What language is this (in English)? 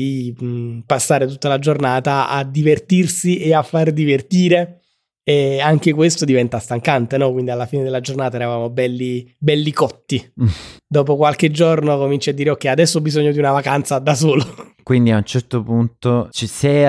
Italian